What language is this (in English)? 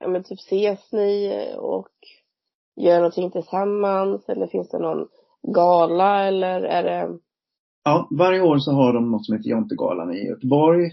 Swedish